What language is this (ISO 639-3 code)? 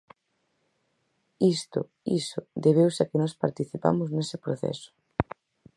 glg